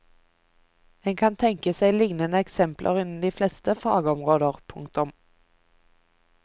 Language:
Norwegian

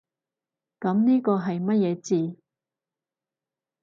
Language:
Cantonese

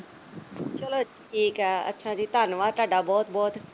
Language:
Punjabi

